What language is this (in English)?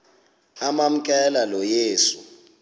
Xhosa